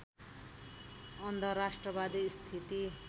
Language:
Nepali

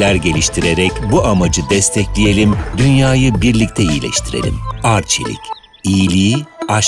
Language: Turkish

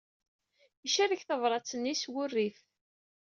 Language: Kabyle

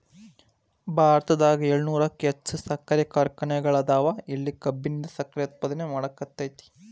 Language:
Kannada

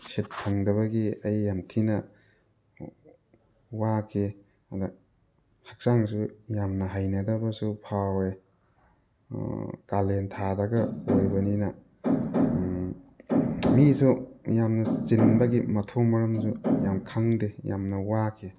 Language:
Manipuri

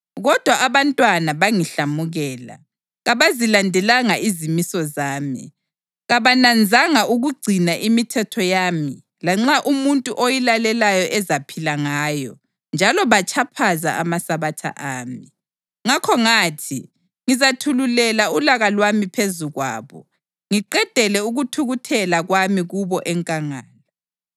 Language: North Ndebele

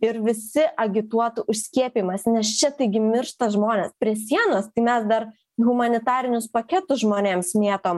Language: Lithuanian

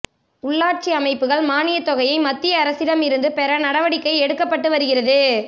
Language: Tamil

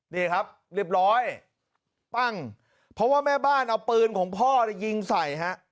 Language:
Thai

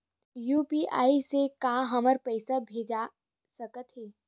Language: Chhattisgarhi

